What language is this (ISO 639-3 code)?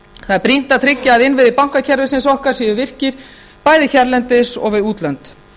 isl